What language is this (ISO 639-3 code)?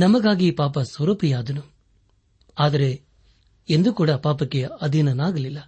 kan